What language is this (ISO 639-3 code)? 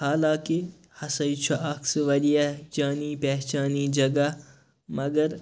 kas